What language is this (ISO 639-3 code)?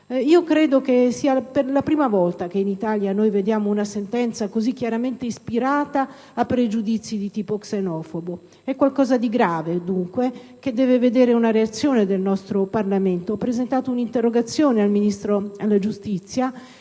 ita